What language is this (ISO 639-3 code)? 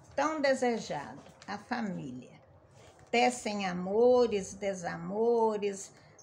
por